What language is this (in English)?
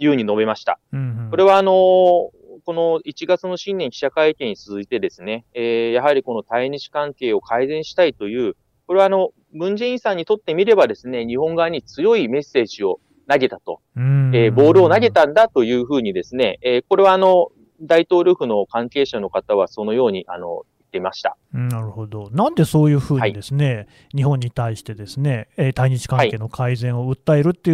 Japanese